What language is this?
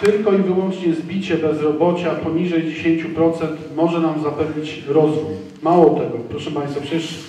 Polish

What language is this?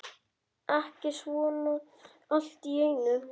Icelandic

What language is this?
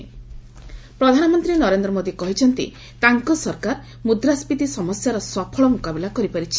Odia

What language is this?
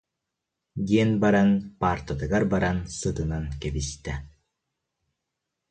Yakut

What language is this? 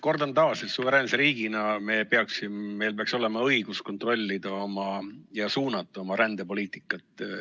Estonian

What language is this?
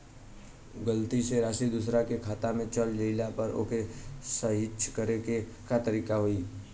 Bhojpuri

